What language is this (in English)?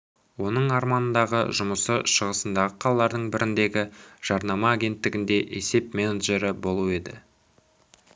Kazakh